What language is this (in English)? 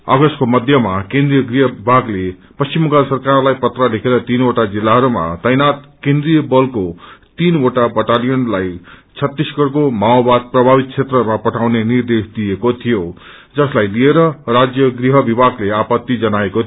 Nepali